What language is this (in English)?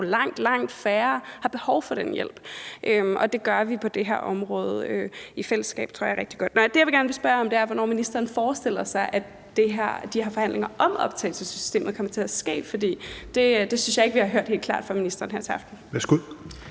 Danish